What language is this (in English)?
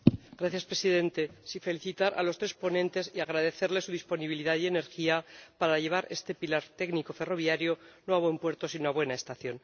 Spanish